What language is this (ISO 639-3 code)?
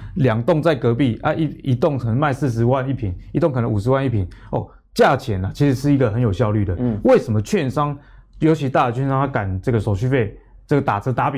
zho